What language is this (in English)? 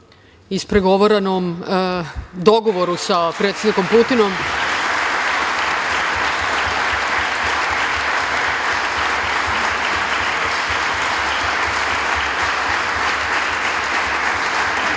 Serbian